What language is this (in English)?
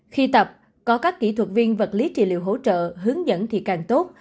Vietnamese